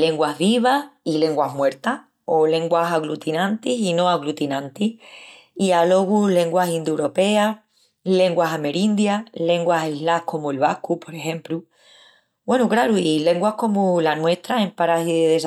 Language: Extremaduran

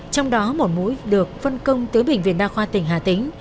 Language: Vietnamese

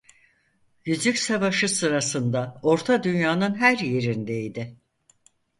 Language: Turkish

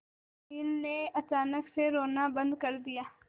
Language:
Hindi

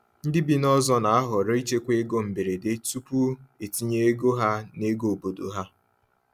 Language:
Igbo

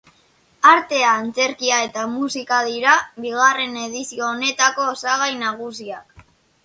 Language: Basque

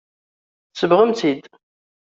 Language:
Kabyle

